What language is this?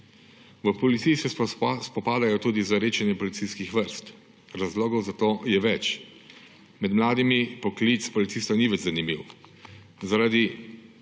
Slovenian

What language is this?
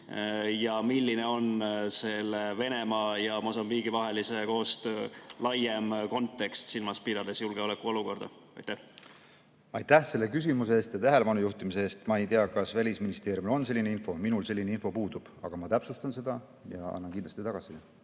Estonian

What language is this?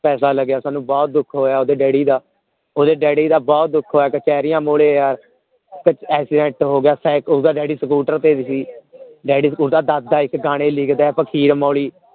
Punjabi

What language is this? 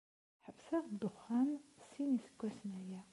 Kabyle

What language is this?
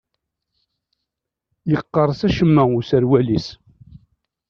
Kabyle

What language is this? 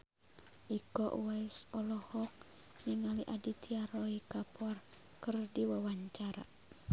Sundanese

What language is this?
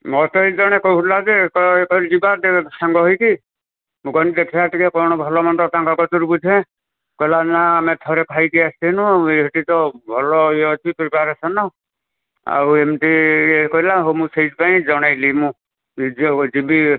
Odia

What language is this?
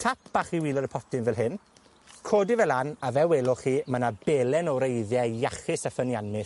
Welsh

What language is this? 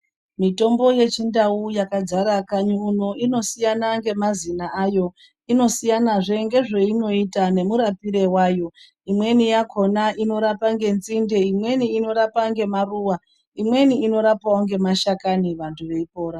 Ndau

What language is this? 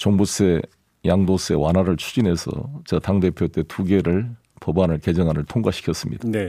Korean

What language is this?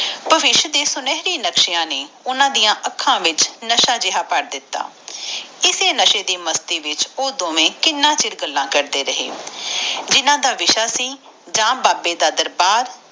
Punjabi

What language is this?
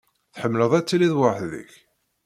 Kabyle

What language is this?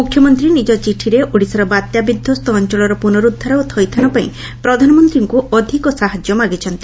Odia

